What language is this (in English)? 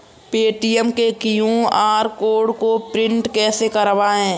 Hindi